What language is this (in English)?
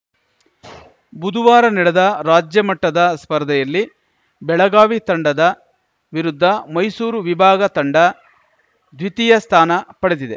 Kannada